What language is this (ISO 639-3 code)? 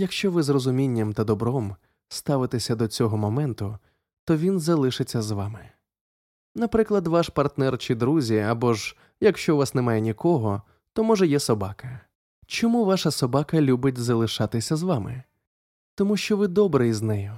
ukr